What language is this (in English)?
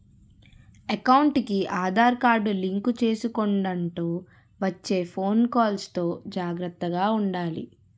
Telugu